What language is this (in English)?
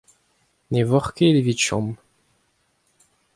Breton